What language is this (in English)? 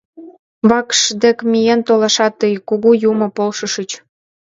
Mari